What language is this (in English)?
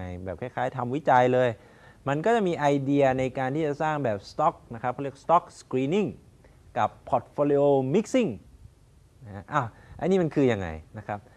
Thai